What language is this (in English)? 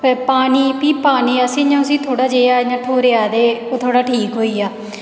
Dogri